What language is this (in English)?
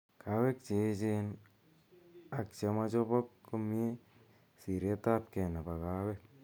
Kalenjin